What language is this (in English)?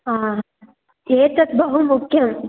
Sanskrit